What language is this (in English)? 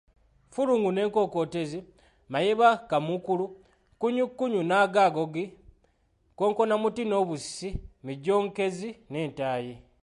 Ganda